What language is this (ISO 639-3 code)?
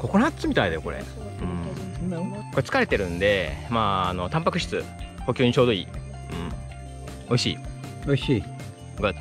jpn